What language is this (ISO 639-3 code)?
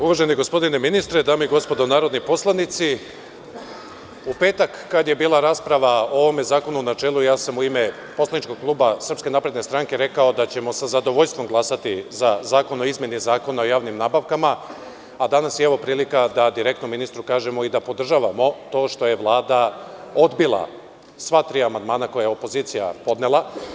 srp